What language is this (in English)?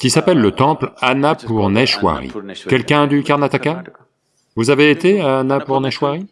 French